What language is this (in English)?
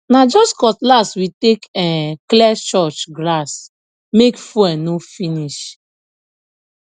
Nigerian Pidgin